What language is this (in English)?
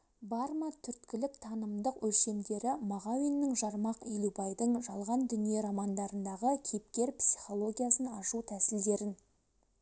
Kazakh